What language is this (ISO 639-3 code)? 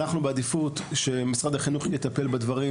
heb